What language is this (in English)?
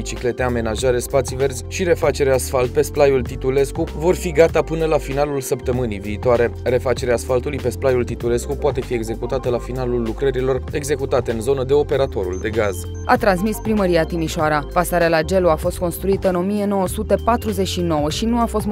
Romanian